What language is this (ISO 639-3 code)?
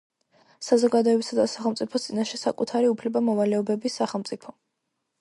kat